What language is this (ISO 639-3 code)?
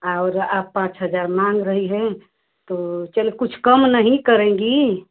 hin